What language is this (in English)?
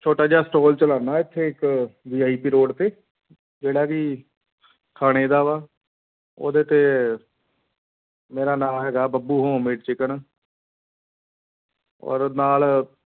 Punjabi